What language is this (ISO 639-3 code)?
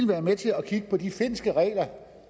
dan